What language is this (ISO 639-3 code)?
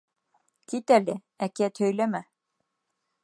bak